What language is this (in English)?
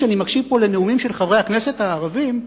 Hebrew